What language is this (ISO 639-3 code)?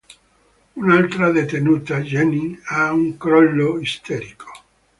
ita